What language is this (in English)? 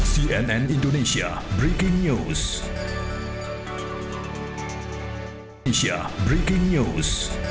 Indonesian